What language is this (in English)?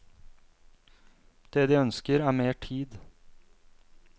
Norwegian